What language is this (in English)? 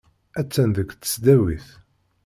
Kabyle